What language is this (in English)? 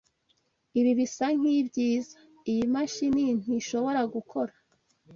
Kinyarwanda